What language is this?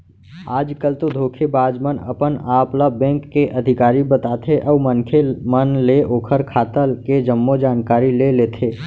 Chhattisgarhi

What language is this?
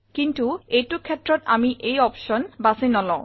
Assamese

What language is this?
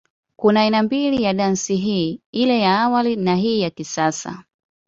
Swahili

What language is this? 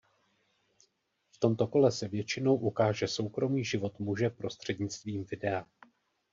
Czech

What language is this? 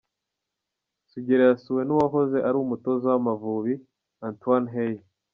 Kinyarwanda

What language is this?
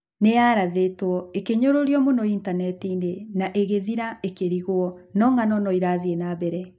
Kikuyu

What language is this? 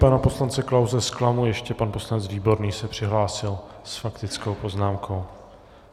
Czech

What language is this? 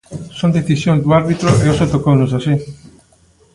Galician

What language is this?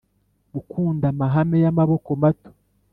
Kinyarwanda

